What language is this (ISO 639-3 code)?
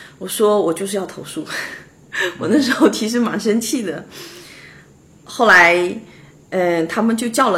zho